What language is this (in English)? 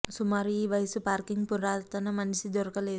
Telugu